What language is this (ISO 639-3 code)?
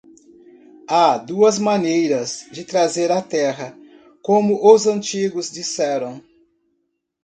por